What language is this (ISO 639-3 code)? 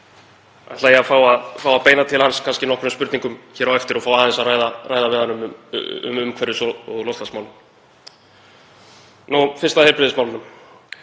isl